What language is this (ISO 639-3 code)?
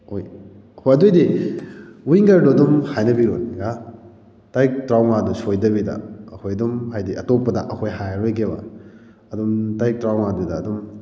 mni